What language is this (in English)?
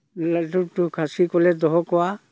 Santali